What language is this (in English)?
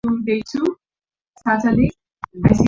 Swahili